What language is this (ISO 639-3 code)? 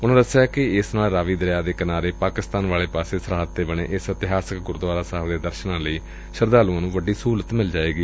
pan